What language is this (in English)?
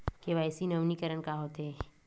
Chhattisgarhi